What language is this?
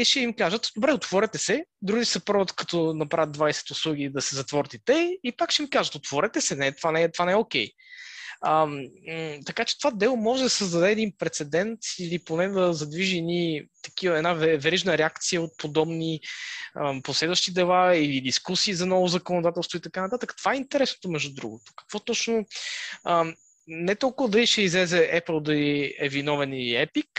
Bulgarian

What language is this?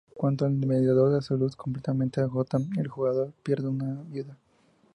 Spanish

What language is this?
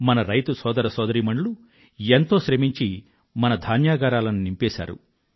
Telugu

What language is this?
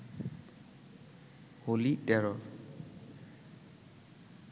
Bangla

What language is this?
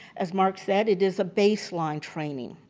English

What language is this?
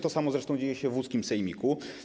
Polish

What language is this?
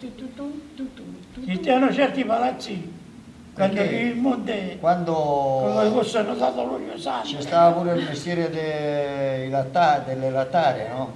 Italian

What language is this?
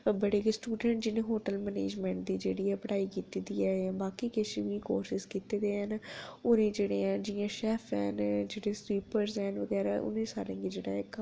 Dogri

